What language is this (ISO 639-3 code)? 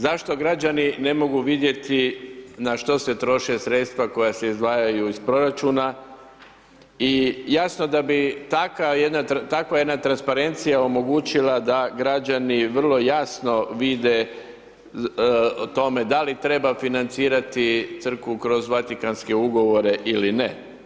hrv